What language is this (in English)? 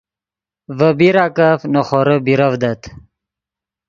Yidgha